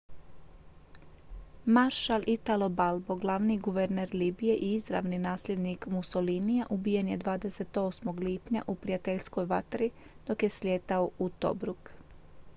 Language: Croatian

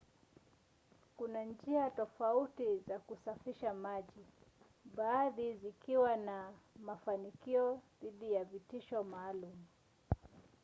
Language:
Swahili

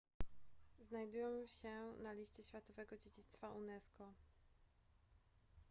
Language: Polish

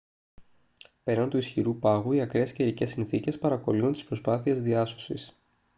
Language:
Greek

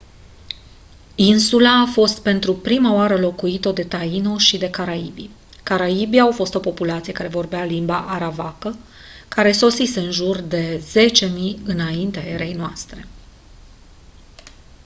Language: Romanian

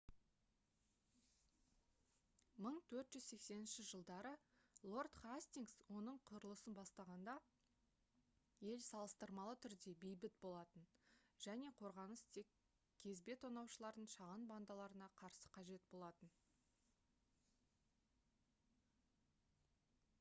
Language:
Kazakh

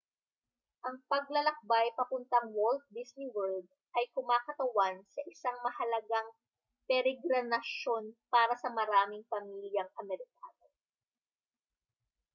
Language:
Filipino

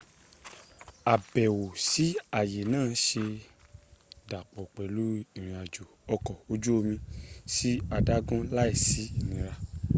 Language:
Yoruba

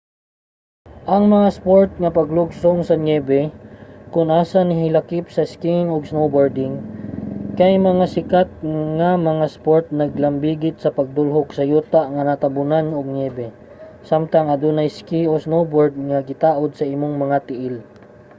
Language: Cebuano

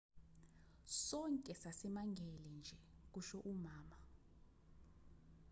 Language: Zulu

